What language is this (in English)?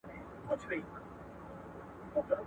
Pashto